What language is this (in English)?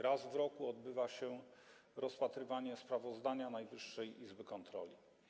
Polish